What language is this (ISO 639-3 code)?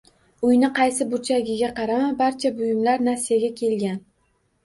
uzb